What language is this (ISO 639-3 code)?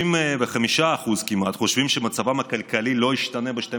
heb